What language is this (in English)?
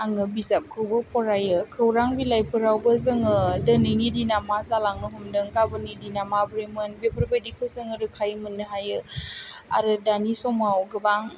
Bodo